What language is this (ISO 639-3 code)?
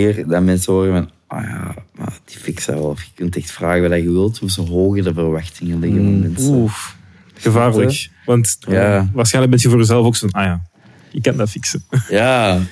nld